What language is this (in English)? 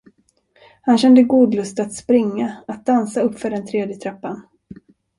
Swedish